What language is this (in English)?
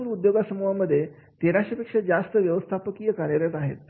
Marathi